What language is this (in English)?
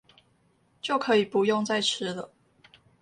Chinese